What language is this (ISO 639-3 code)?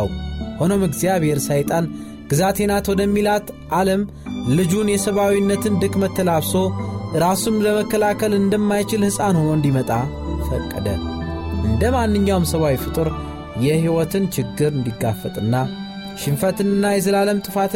amh